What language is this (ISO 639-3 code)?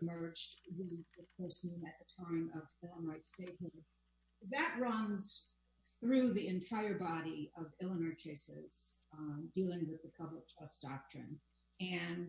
eng